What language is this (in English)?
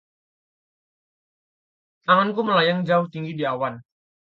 Indonesian